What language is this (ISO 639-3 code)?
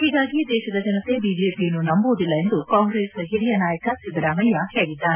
kan